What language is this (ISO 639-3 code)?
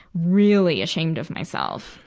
eng